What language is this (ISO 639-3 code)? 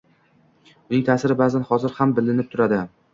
uzb